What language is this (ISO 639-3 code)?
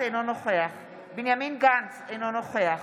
heb